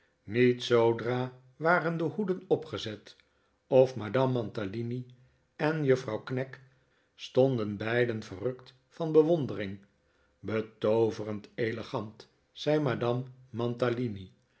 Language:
Dutch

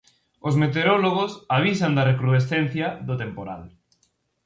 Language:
Galician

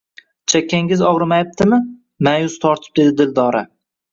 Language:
Uzbek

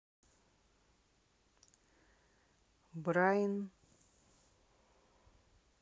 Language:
Russian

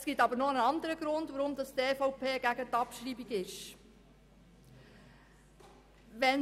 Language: Swiss German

